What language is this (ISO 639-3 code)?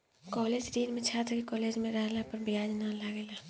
bho